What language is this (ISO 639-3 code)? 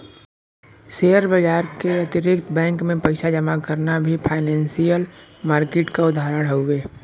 bho